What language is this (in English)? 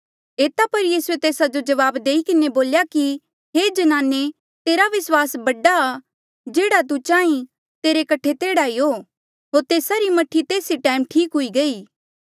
Mandeali